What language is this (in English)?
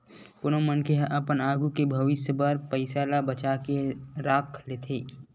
Chhattisgarhi